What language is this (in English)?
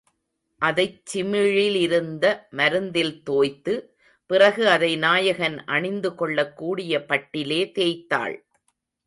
Tamil